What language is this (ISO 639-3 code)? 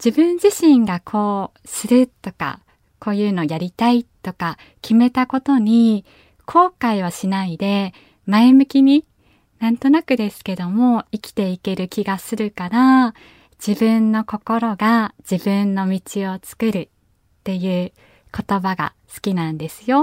jpn